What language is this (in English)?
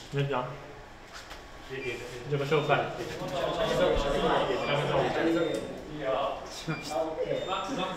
Japanese